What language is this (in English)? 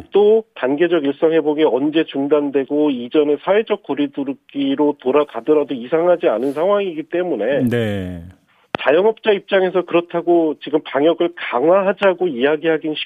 Korean